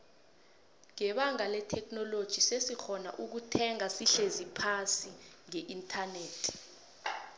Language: South Ndebele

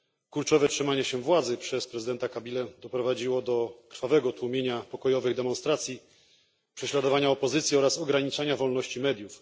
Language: Polish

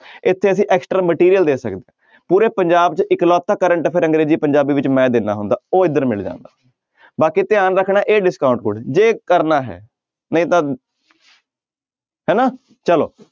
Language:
Punjabi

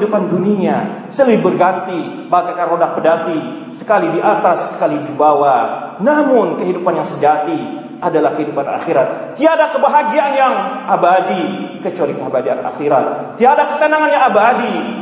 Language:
Indonesian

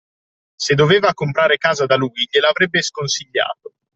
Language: Italian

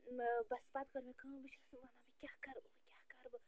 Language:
Kashmiri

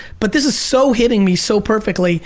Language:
English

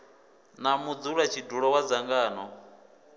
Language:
Venda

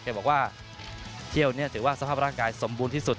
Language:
Thai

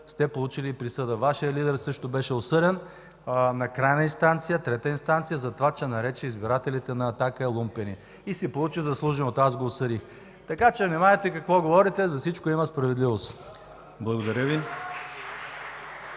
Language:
Bulgarian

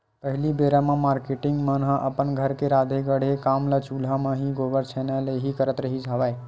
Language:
Chhattisgarhi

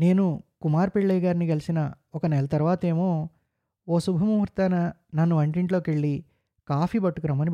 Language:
Telugu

